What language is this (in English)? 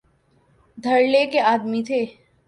Urdu